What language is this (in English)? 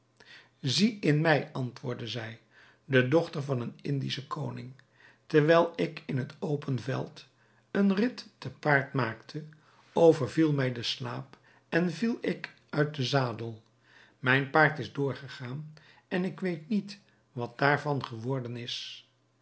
Dutch